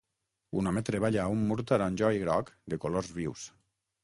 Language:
Catalan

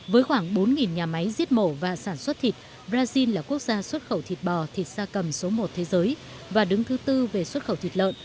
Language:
Vietnamese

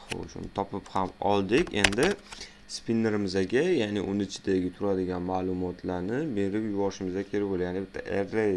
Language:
Uzbek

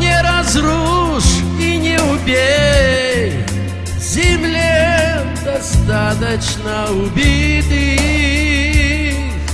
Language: Russian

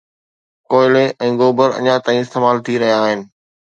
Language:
Sindhi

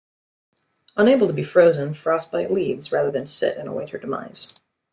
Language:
English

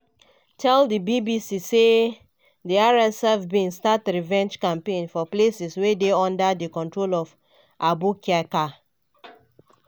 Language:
Nigerian Pidgin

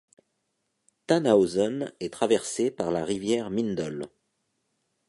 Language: French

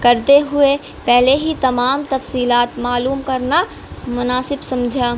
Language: Urdu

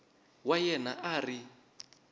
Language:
Tsonga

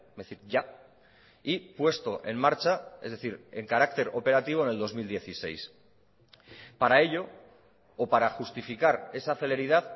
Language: Spanish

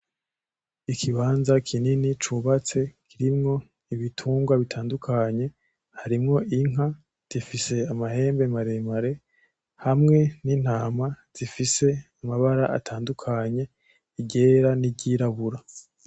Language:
Rundi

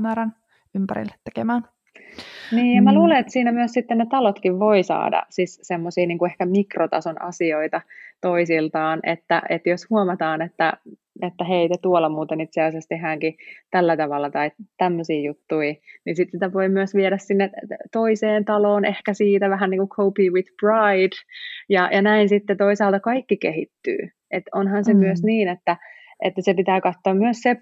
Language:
Finnish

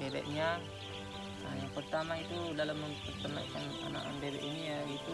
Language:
Indonesian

